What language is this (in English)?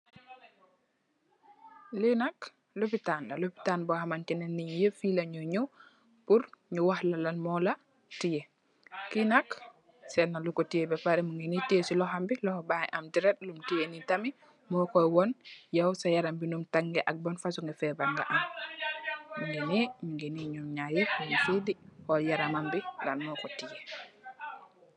Wolof